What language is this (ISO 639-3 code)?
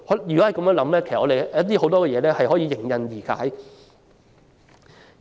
yue